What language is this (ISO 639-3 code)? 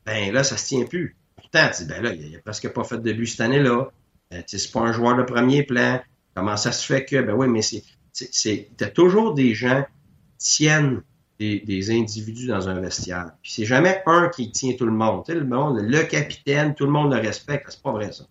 fra